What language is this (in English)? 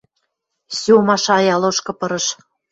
Western Mari